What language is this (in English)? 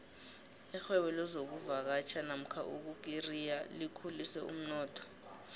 South Ndebele